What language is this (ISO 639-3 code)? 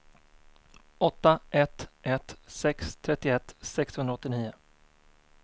swe